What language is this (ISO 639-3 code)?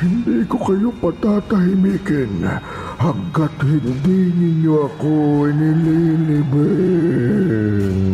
fil